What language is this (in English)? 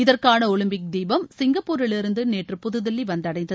Tamil